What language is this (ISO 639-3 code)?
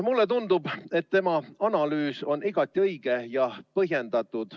est